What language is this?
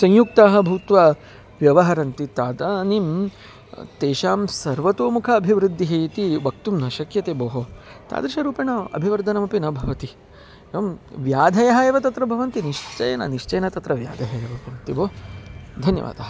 Sanskrit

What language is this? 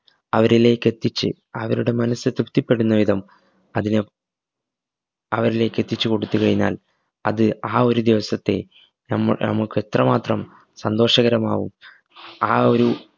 Malayalam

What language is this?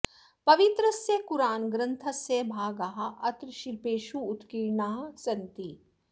Sanskrit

